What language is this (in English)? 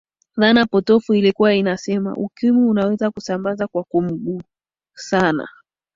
Swahili